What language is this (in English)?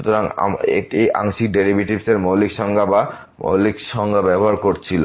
Bangla